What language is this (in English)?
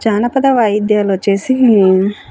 Telugu